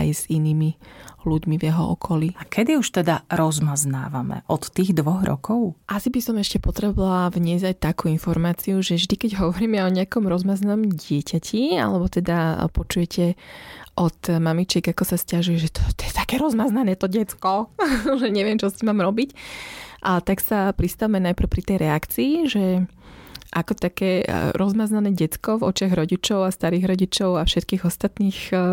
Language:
Slovak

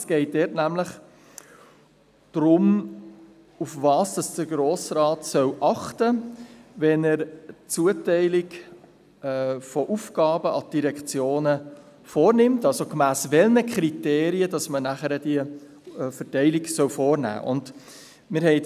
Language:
Swiss German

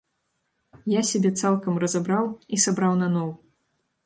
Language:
Belarusian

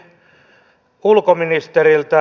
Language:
Finnish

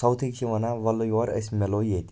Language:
Kashmiri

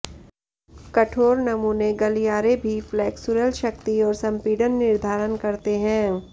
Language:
Hindi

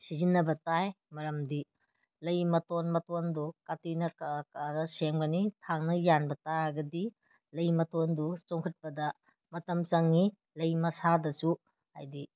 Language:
Manipuri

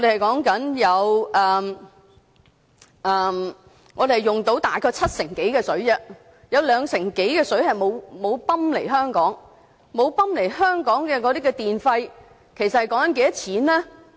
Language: Cantonese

